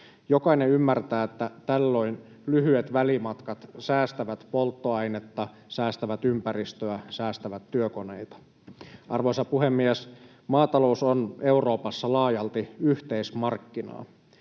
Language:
Finnish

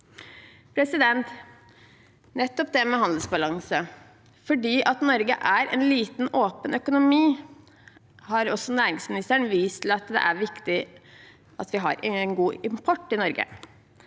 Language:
Norwegian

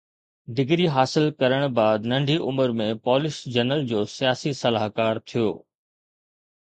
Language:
Sindhi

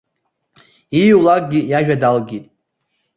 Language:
Abkhazian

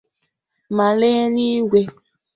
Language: Igbo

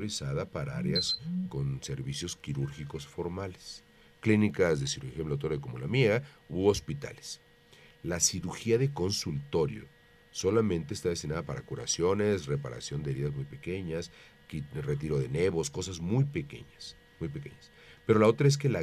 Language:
Spanish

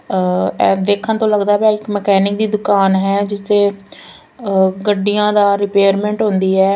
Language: Punjabi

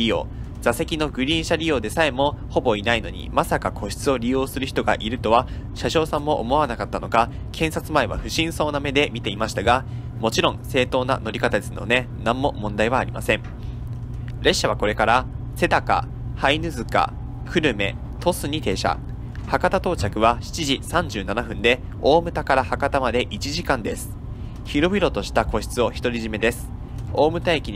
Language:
Japanese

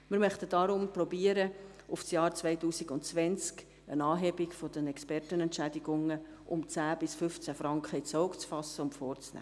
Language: Swiss German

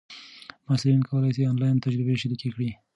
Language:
Pashto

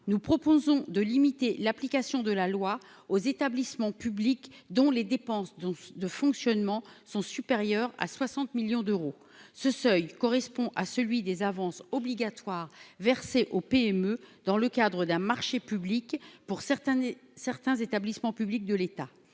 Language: French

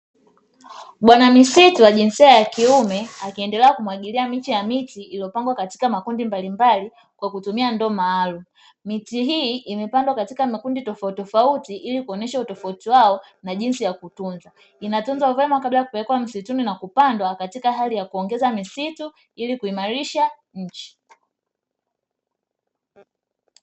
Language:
Swahili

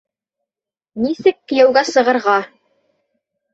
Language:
Bashkir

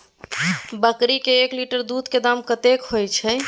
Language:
Maithili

